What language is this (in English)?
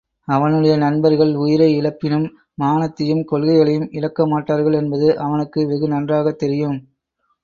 Tamil